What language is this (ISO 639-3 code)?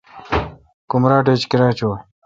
xka